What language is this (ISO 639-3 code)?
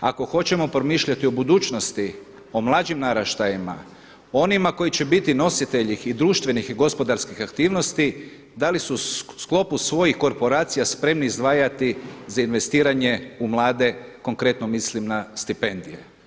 hrv